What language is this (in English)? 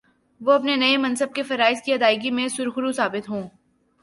Urdu